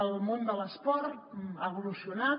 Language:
Catalan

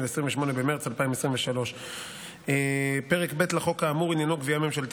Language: Hebrew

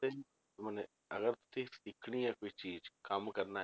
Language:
Punjabi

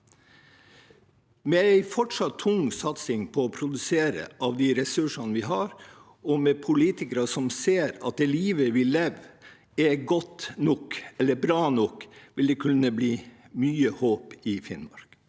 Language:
Norwegian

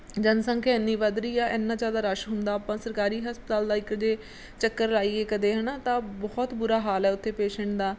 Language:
Punjabi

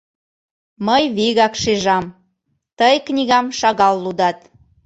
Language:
Mari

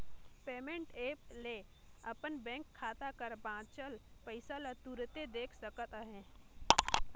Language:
Chhattisgarhi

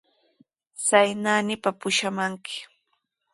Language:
Sihuas Ancash Quechua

